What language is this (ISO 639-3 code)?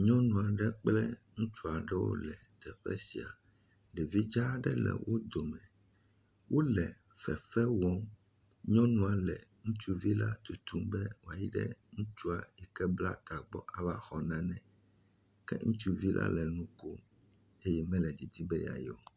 ewe